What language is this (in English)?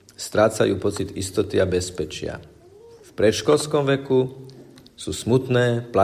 Slovak